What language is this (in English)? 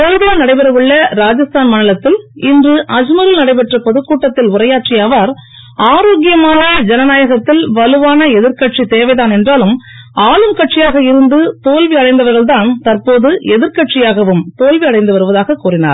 Tamil